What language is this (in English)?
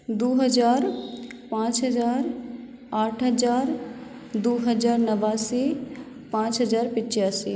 Maithili